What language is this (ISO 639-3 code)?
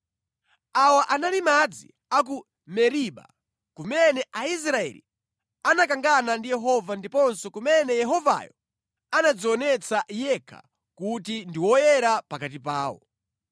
nya